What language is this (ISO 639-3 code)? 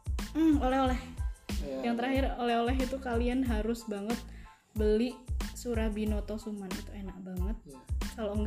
ind